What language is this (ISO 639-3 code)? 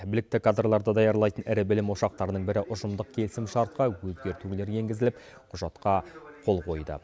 kaz